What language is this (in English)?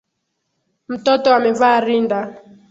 Swahili